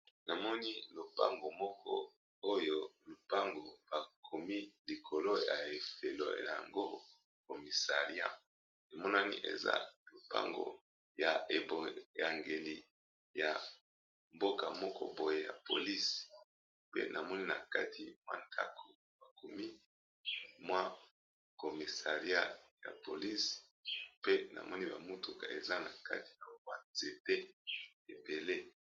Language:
Lingala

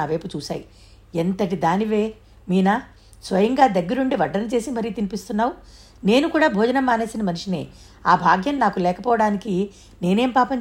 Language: Telugu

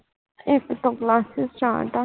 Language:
Punjabi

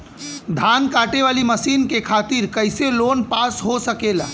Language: Bhojpuri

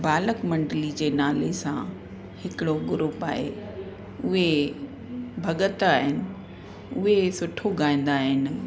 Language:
Sindhi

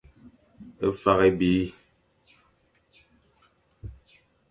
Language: Fang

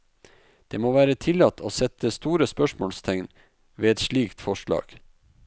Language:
Norwegian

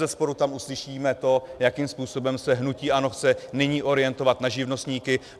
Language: Czech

